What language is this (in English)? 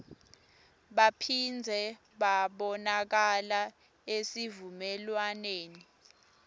Swati